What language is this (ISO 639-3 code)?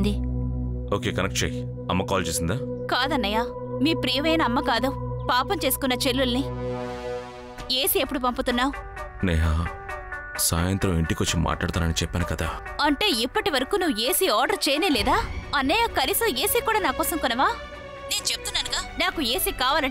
tel